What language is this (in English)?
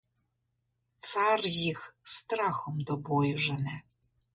Ukrainian